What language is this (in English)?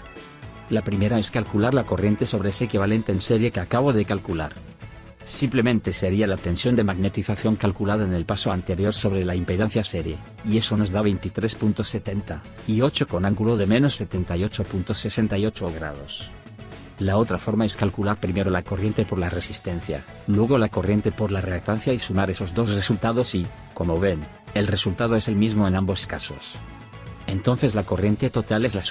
Spanish